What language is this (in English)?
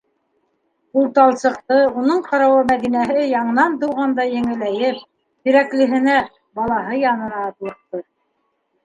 Bashkir